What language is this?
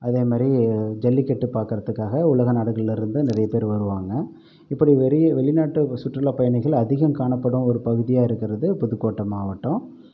Tamil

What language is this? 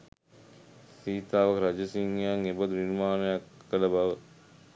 Sinhala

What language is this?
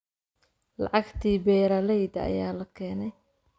Somali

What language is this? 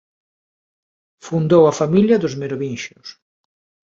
Galician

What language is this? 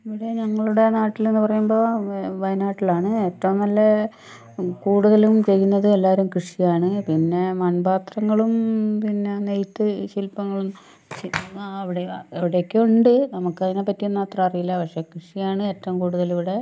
Malayalam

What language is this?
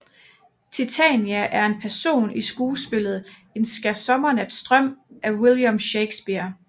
Danish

